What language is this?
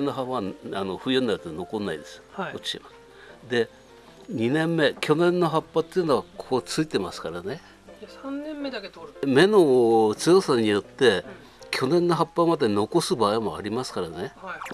Japanese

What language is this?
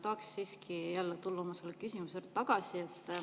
Estonian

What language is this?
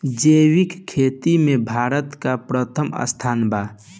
Bhojpuri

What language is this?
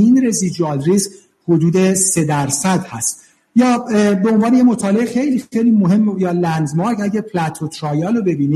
Persian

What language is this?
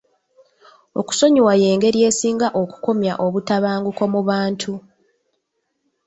Ganda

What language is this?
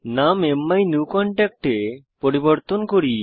Bangla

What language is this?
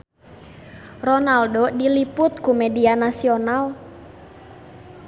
Sundanese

